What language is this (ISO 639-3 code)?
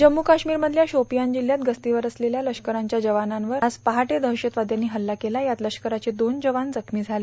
mar